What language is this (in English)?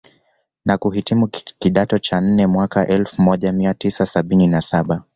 Swahili